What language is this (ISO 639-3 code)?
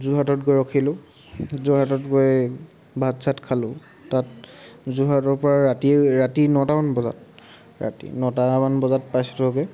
asm